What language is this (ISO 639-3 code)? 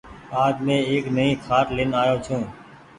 gig